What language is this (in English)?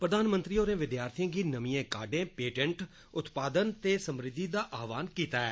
Dogri